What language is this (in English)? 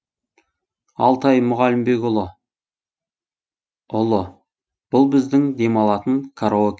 Kazakh